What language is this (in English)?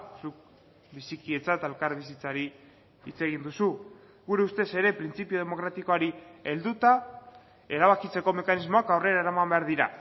Basque